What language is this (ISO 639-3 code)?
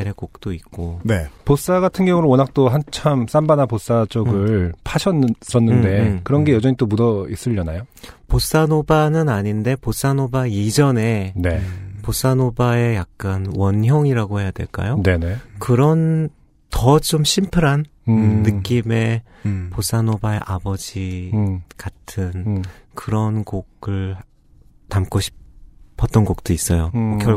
kor